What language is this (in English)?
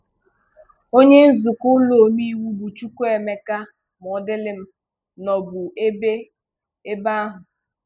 Igbo